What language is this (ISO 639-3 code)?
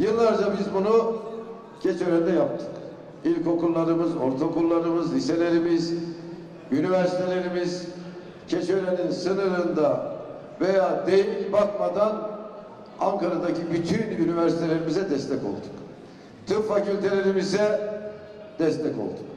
tur